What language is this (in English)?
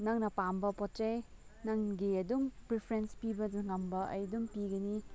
Manipuri